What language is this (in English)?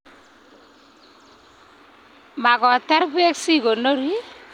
Kalenjin